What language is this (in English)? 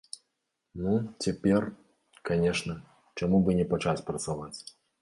Belarusian